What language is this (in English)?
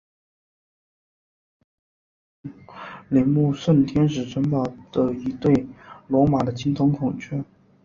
Chinese